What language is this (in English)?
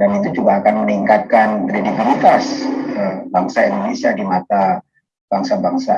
Indonesian